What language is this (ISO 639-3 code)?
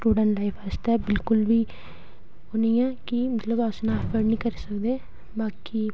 doi